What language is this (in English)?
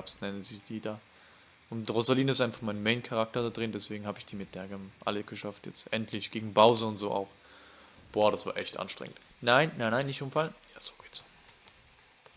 German